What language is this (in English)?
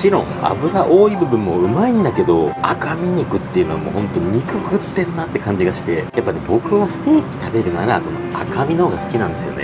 Japanese